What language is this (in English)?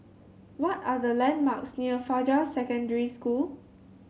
English